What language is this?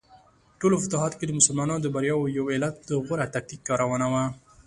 Pashto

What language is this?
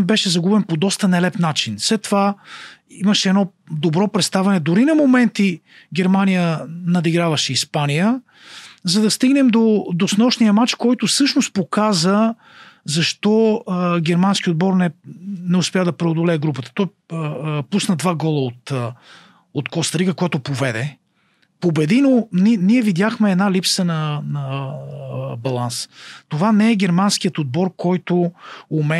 Bulgarian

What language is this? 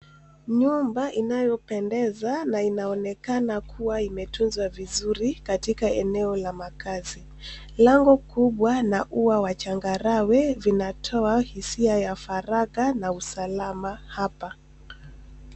Swahili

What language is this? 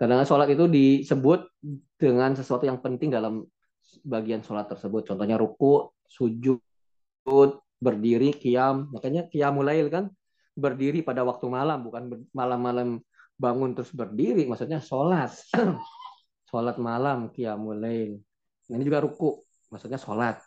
Indonesian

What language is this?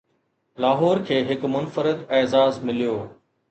Sindhi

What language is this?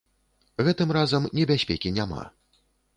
Belarusian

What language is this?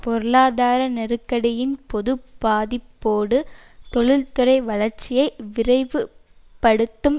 Tamil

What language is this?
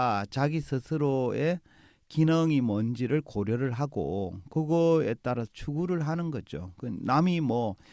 Korean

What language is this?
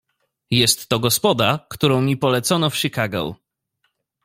Polish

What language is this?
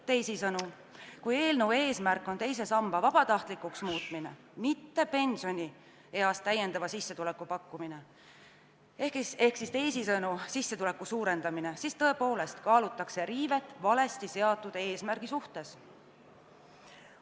Estonian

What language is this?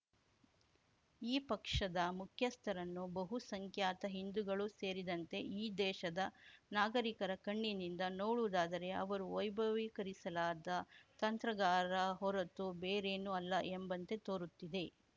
Kannada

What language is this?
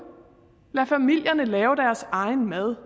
Danish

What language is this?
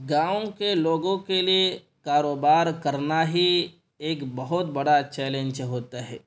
Urdu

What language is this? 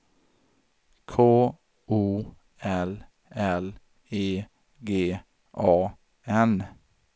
Swedish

